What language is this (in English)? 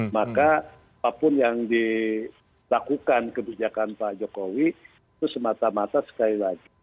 Indonesian